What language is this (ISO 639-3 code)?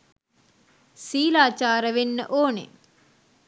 sin